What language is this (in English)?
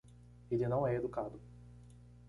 Portuguese